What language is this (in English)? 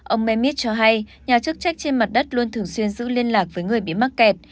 Vietnamese